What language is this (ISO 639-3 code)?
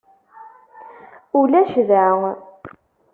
kab